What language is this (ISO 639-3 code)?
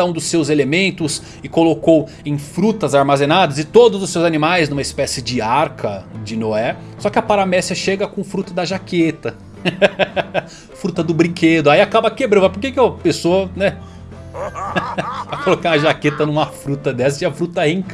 por